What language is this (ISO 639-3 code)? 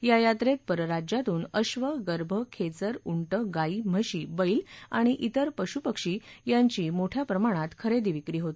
mar